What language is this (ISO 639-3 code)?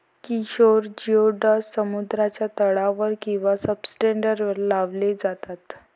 mar